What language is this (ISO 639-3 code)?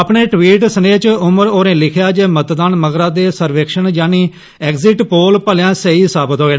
doi